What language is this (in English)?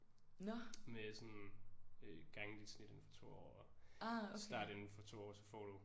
Danish